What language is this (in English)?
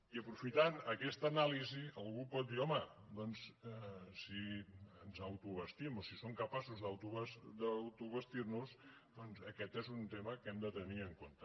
Catalan